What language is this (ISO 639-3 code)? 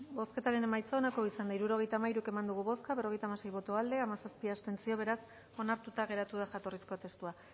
eus